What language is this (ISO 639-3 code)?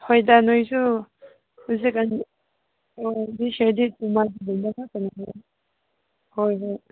mni